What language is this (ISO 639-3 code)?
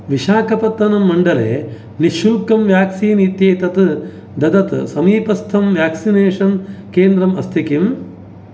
san